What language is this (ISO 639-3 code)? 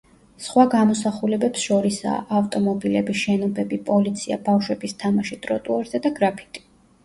kat